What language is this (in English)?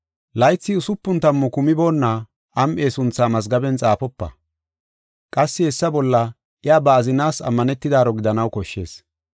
Gofa